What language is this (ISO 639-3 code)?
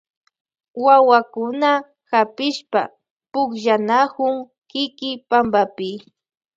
qvj